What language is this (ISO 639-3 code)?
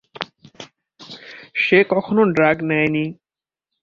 ben